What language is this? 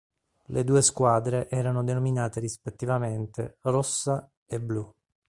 Italian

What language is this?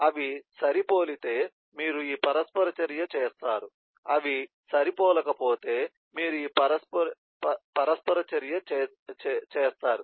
Telugu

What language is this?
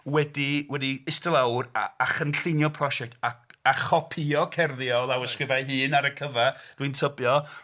Welsh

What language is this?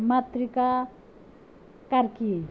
Nepali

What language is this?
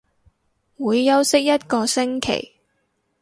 Cantonese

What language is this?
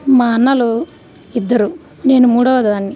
Telugu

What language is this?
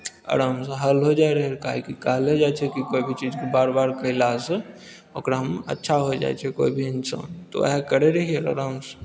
Maithili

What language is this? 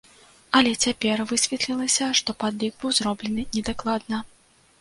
Belarusian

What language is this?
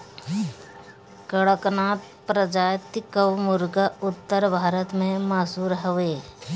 Bhojpuri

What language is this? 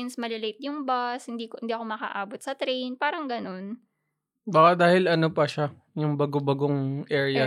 Filipino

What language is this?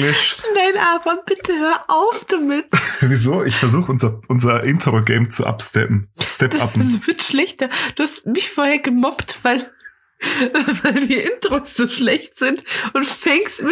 German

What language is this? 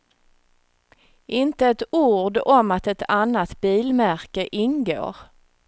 Swedish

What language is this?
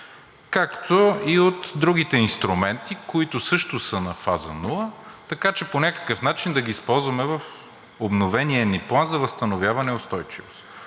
Bulgarian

